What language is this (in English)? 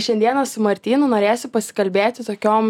Lithuanian